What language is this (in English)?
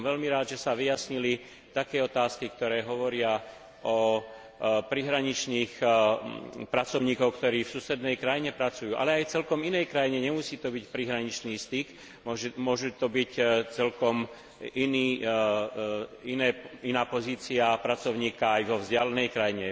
Slovak